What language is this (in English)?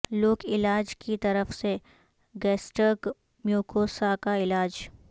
Urdu